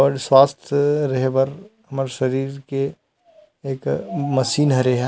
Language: Chhattisgarhi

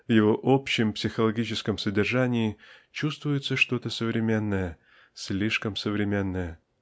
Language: Russian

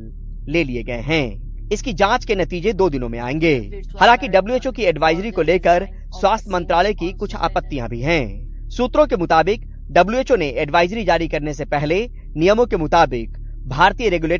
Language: Hindi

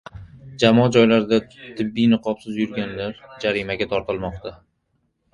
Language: Uzbek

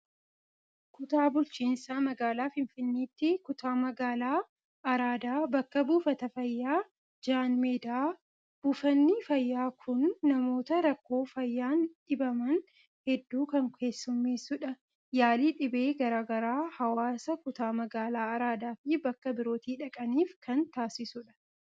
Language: Oromo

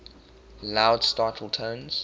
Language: English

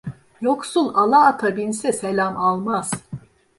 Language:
Turkish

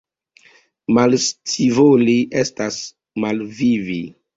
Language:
Esperanto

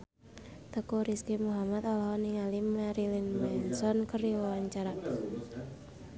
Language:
Sundanese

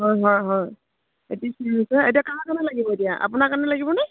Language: Assamese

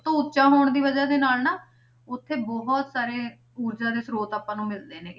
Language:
Punjabi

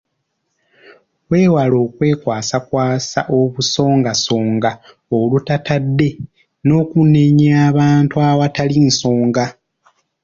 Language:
Ganda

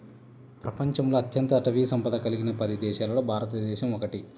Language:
Telugu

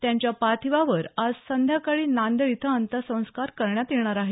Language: Marathi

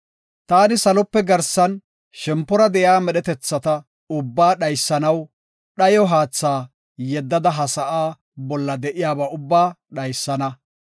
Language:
Gofa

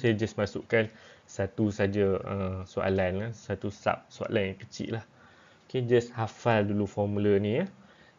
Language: Malay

